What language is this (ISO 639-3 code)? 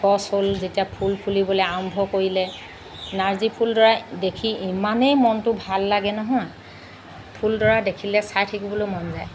asm